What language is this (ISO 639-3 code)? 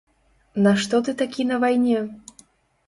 bel